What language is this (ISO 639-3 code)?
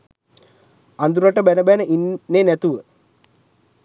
sin